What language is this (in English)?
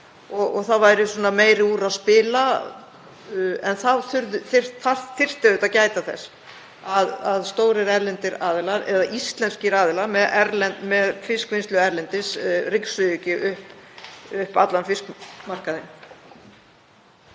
Icelandic